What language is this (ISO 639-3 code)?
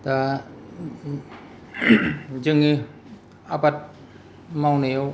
brx